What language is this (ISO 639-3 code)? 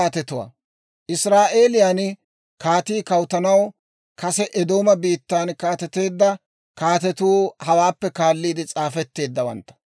dwr